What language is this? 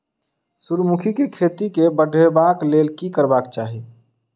Maithili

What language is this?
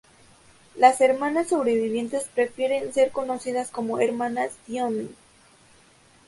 Spanish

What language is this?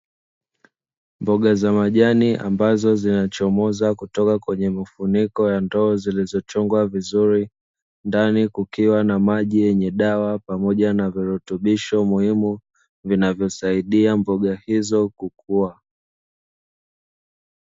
Swahili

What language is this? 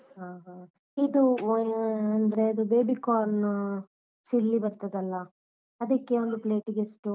Kannada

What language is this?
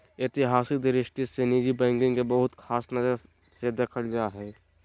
Magahi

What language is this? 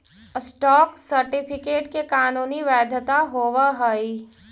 Magahi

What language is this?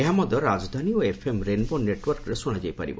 Odia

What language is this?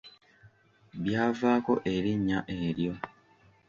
Ganda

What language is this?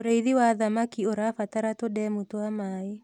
Kikuyu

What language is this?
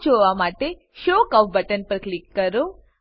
Gujarati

